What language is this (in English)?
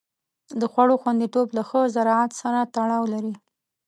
Pashto